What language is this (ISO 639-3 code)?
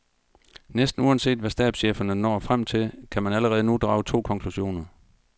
dan